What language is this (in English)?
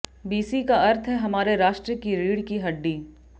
Hindi